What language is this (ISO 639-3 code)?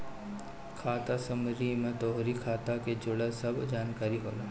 bho